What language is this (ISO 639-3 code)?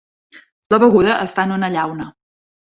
cat